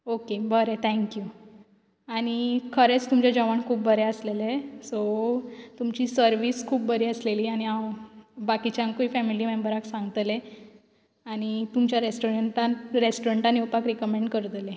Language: Konkani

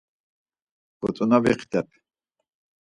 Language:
Laz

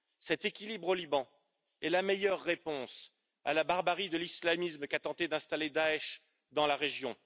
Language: French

